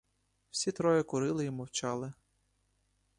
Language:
Ukrainian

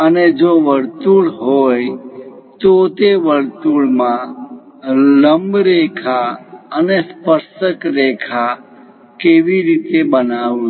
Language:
Gujarati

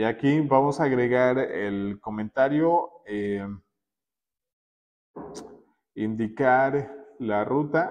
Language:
Spanish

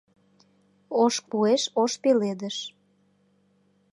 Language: Mari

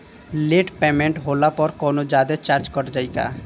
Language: Bhojpuri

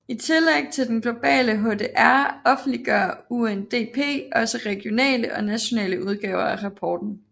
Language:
Danish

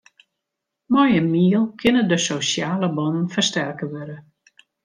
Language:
Western Frisian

